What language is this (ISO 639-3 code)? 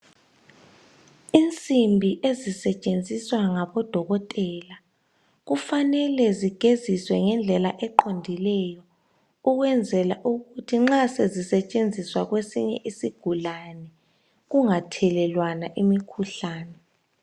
nde